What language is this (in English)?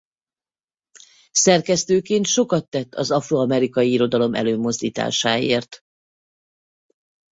Hungarian